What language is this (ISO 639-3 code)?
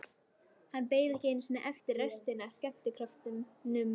isl